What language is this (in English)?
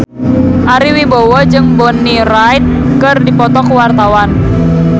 Sundanese